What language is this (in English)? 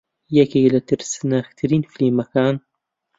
Central Kurdish